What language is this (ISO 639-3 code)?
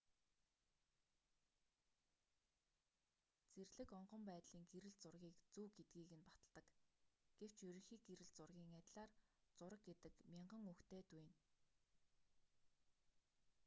mon